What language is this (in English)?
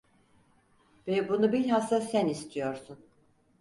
Turkish